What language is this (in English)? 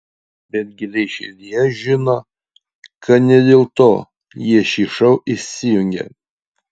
Lithuanian